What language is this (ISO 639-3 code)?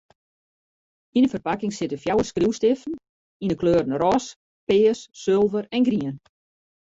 fry